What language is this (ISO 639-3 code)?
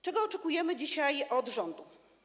pol